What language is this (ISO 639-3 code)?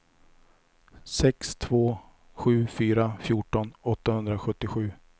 swe